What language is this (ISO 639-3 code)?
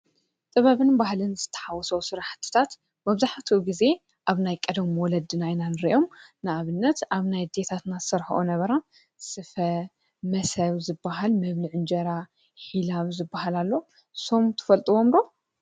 tir